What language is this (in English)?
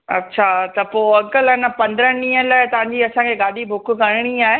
Sindhi